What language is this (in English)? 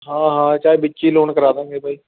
Punjabi